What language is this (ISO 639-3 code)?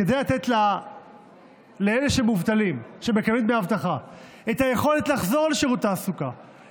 heb